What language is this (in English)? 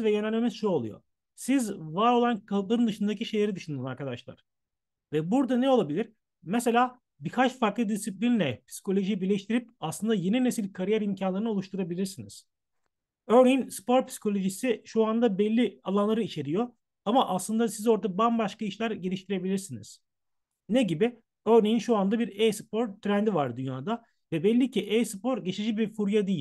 Turkish